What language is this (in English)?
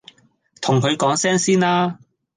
Cantonese